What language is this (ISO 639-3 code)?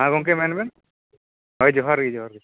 sat